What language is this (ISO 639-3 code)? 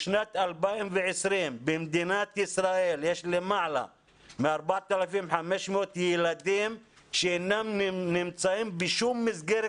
heb